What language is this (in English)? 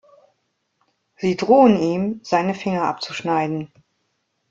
German